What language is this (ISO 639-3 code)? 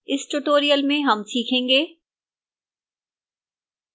hin